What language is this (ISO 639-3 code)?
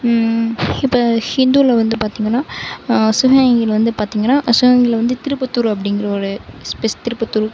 tam